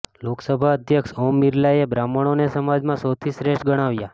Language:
Gujarati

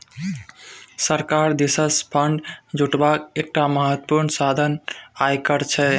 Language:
Maithili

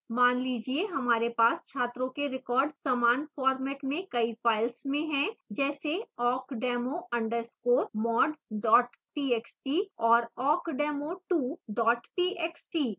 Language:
Hindi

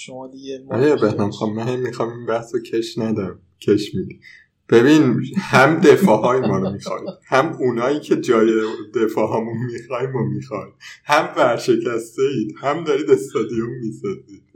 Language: Persian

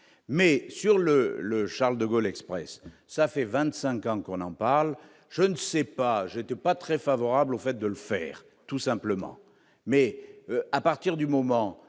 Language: French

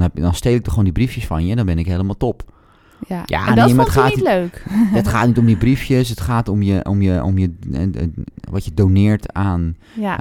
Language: Dutch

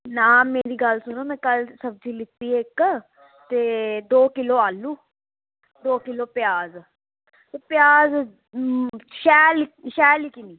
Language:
Dogri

